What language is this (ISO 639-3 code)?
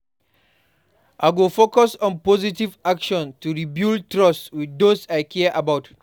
pcm